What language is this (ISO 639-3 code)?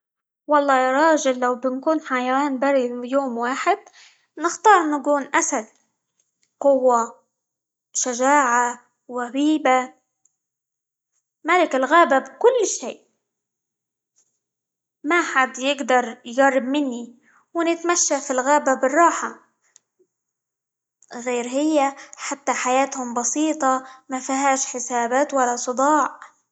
ayl